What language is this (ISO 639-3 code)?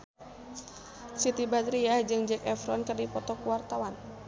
sun